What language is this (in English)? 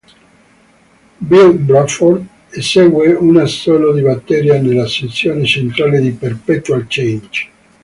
Italian